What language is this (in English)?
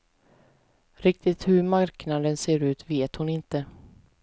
Swedish